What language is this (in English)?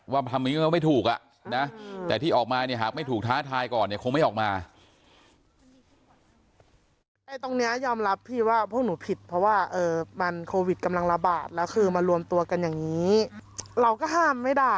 Thai